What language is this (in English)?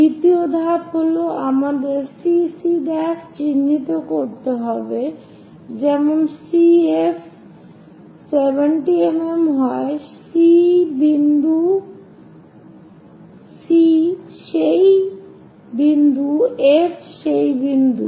Bangla